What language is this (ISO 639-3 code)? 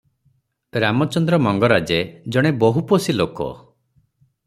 ori